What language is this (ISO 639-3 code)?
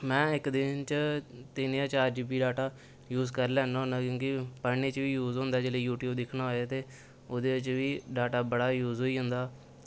doi